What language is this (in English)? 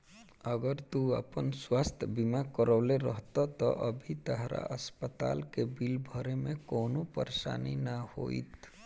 Bhojpuri